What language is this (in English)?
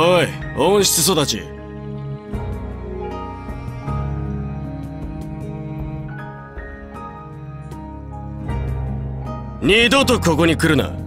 Japanese